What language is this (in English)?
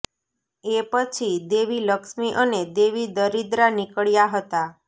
Gujarati